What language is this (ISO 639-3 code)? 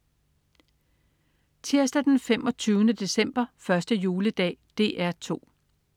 dan